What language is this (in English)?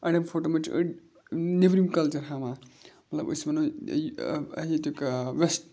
Kashmiri